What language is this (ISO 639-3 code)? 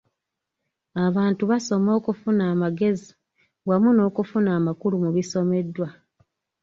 lug